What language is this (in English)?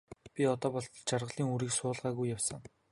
Mongolian